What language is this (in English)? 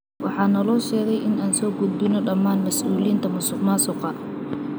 Somali